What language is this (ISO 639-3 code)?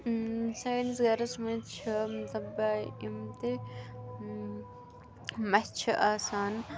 kas